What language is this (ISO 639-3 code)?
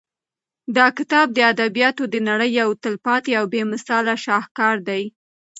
pus